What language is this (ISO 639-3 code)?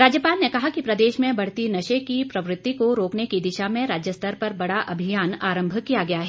hin